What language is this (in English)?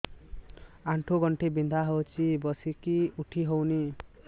Odia